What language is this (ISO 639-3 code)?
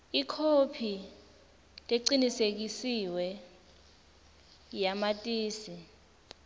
ssw